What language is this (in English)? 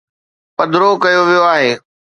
Sindhi